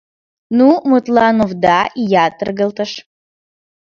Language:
Mari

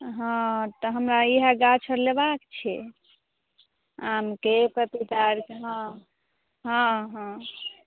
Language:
Maithili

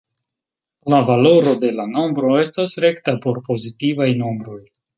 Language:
Esperanto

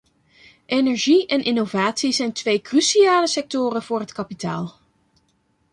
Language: Dutch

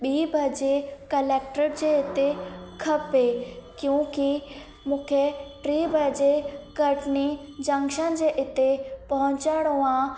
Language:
Sindhi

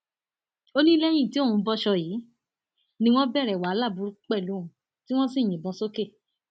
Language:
Yoruba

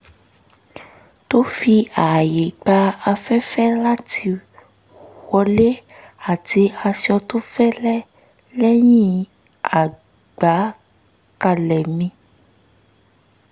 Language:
Yoruba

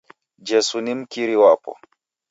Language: Taita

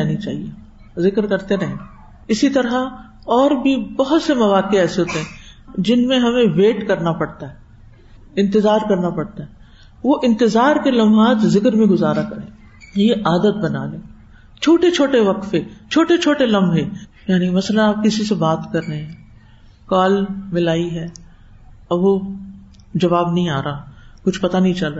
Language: Urdu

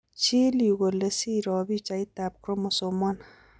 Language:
Kalenjin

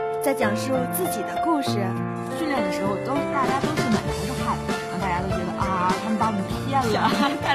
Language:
Chinese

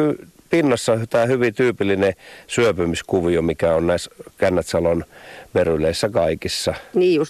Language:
Finnish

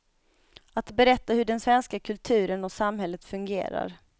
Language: Swedish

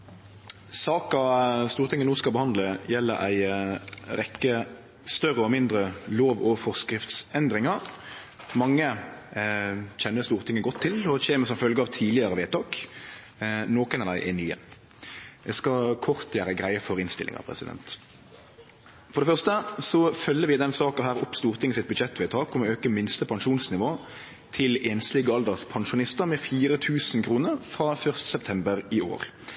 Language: Norwegian Nynorsk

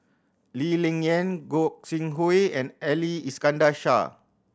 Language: English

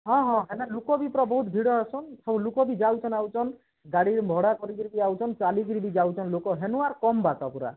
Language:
Odia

